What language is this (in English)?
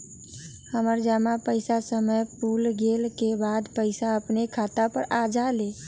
Magahi